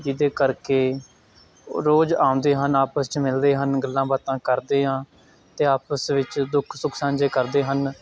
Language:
Punjabi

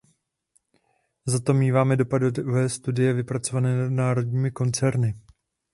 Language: Czech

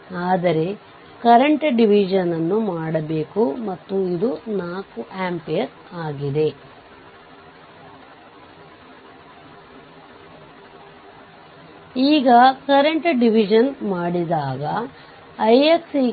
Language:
Kannada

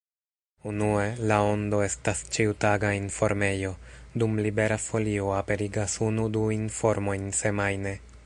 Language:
Esperanto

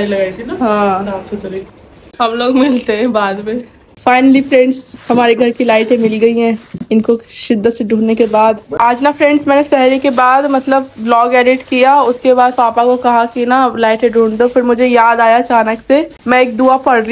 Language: Hindi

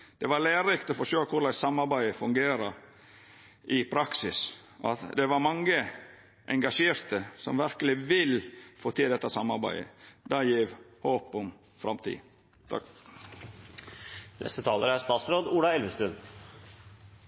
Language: Norwegian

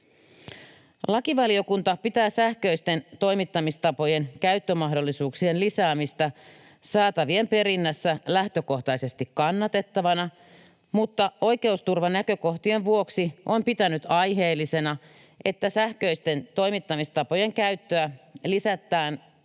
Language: Finnish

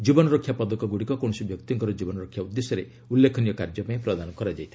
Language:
Odia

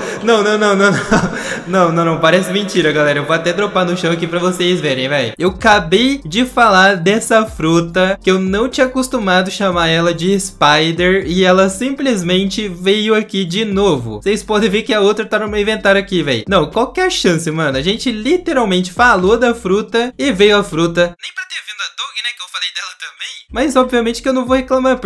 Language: Portuguese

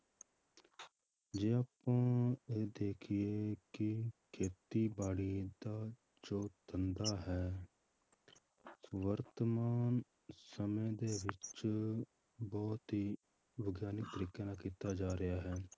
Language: Punjabi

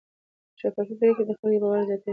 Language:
Pashto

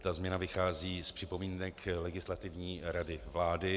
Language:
Czech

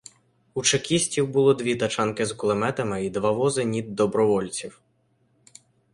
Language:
Ukrainian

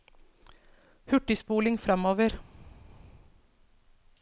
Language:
Norwegian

